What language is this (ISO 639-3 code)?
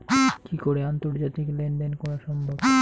ben